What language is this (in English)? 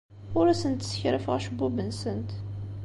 Kabyle